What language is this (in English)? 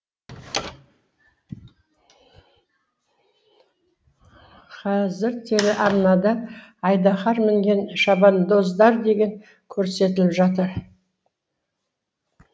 Kazakh